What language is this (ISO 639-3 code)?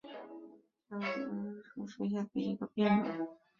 zho